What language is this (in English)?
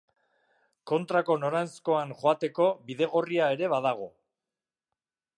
Basque